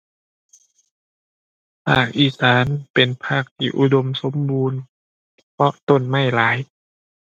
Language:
Thai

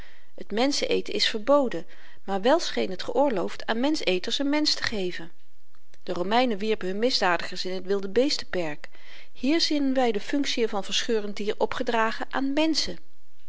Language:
Dutch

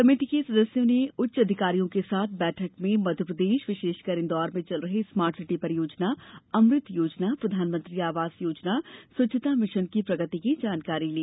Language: Hindi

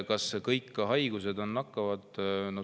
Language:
Estonian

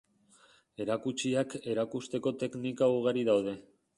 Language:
Basque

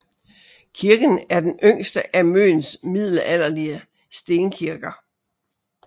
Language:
Danish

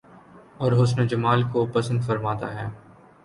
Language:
Urdu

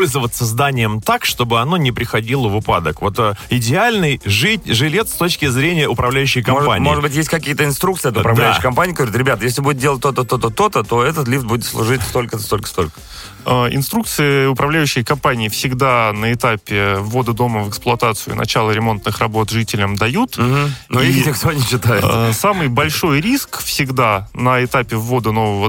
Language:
Russian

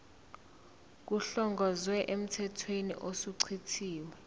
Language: Zulu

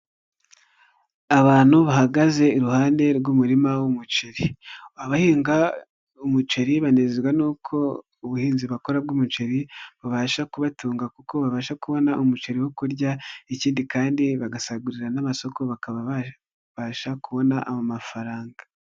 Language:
Kinyarwanda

